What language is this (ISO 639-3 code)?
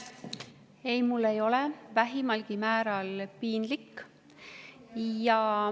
est